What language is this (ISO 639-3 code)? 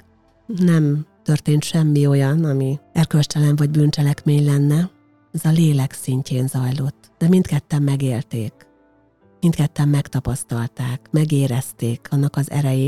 hun